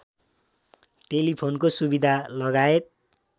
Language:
Nepali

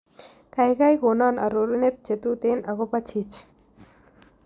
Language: Kalenjin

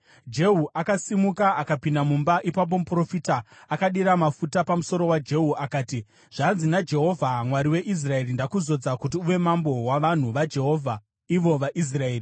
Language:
Shona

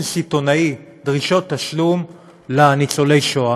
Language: Hebrew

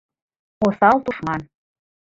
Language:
Mari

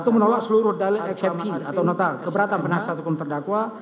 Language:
Indonesian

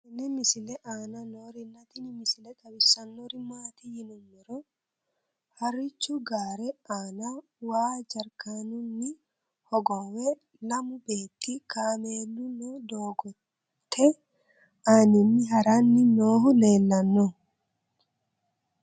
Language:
Sidamo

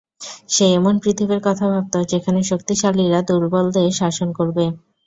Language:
Bangla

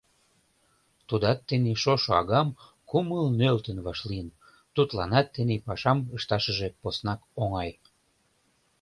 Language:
Mari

